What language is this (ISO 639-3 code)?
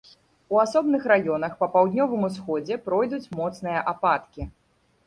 bel